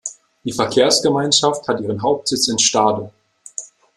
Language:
German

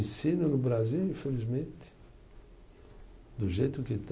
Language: Portuguese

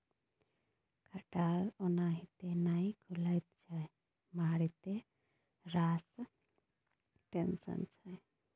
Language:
Maithili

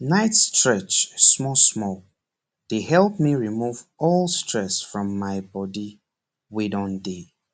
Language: Nigerian Pidgin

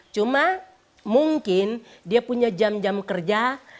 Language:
Indonesian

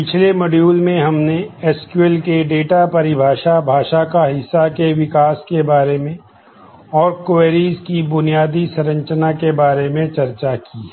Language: Hindi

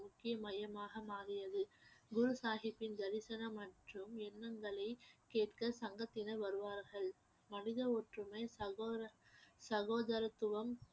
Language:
Tamil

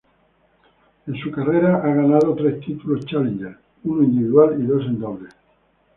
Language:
Spanish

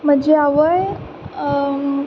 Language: Konkani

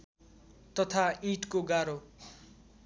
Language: Nepali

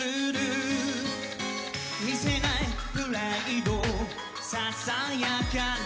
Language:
Japanese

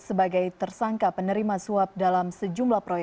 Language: Indonesian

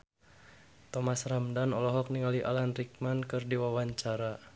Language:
Sundanese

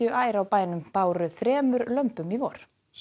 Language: Icelandic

